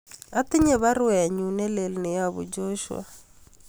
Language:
Kalenjin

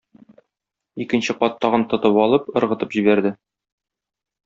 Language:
Tatar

